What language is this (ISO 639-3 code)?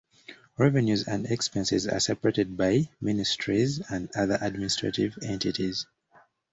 eng